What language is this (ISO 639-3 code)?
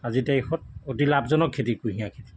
asm